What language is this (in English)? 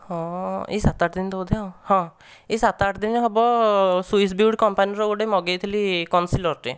Odia